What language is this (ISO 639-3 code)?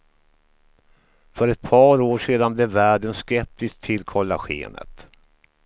swe